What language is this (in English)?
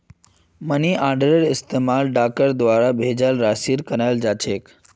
Magahi